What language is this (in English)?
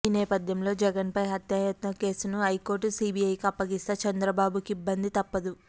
Telugu